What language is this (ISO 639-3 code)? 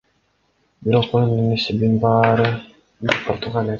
kir